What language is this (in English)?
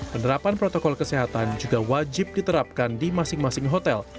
Indonesian